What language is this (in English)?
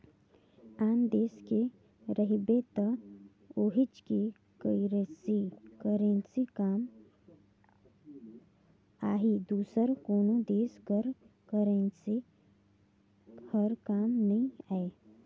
Chhattisgarhi